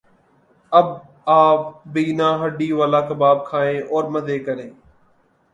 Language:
Urdu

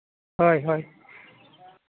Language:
Santali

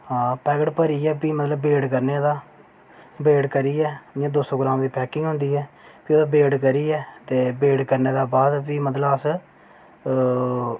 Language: Dogri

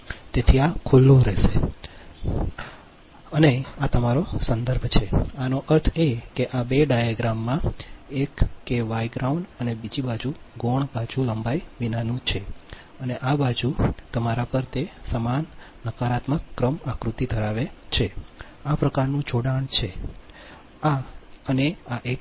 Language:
Gujarati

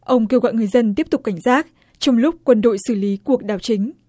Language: Vietnamese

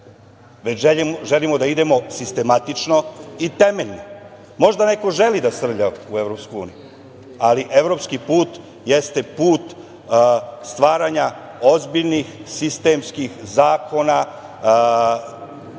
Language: Serbian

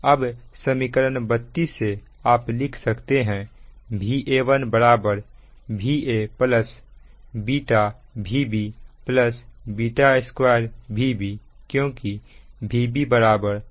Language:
Hindi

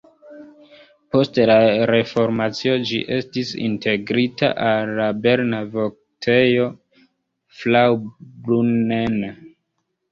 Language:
Esperanto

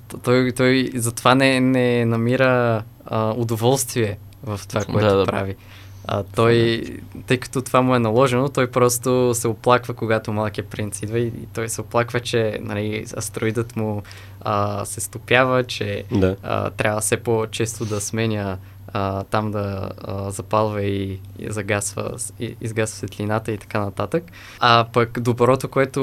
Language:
Bulgarian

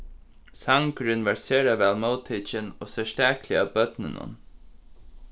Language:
Faroese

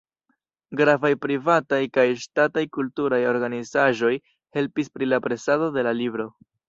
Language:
Esperanto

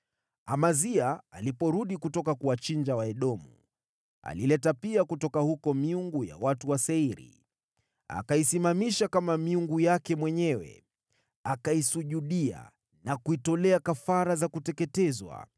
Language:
Swahili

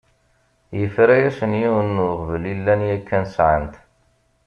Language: Kabyle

